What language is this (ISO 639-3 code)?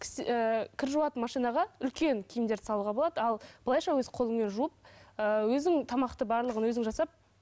kaz